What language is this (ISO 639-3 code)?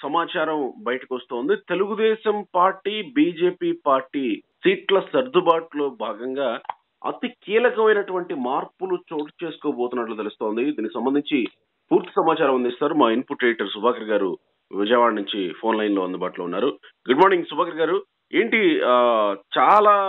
tel